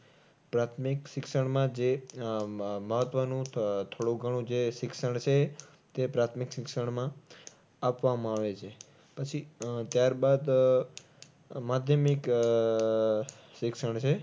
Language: Gujarati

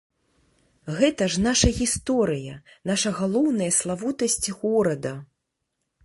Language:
Belarusian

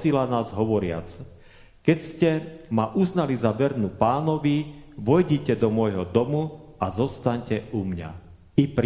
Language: Slovak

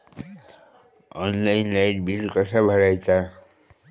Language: Marathi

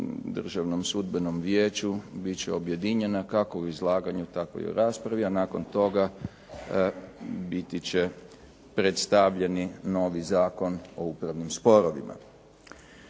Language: Croatian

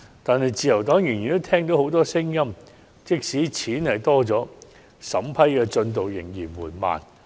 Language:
Cantonese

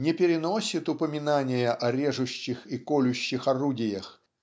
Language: Russian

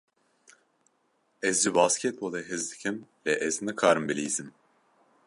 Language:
Kurdish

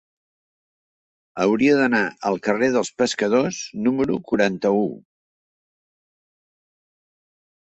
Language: Catalan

